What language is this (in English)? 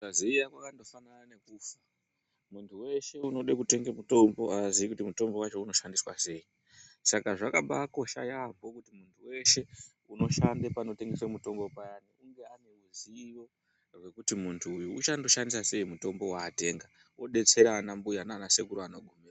Ndau